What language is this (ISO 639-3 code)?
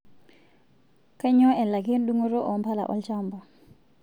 mas